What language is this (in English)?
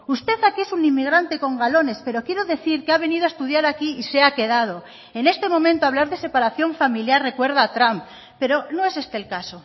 Spanish